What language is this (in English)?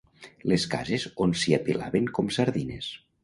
Catalan